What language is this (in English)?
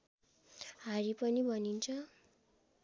Nepali